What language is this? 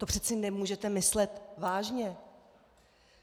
Czech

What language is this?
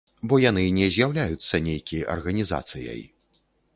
Belarusian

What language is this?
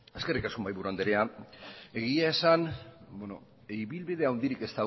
Basque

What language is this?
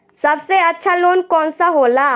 Bhojpuri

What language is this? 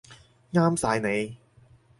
Cantonese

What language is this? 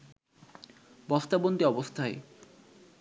Bangla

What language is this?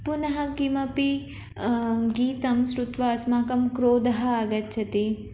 Sanskrit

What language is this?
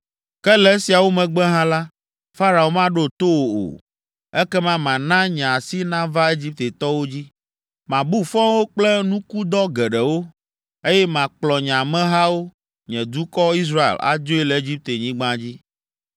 Ewe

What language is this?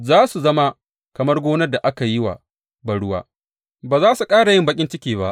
Hausa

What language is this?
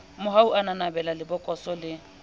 Southern Sotho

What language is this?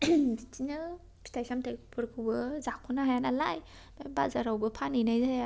Bodo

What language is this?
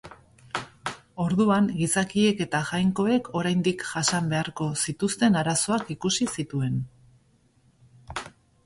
Basque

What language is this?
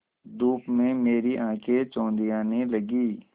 Hindi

